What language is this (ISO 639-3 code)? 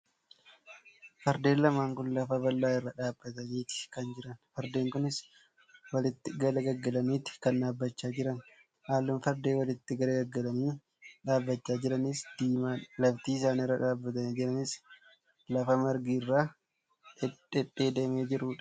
orm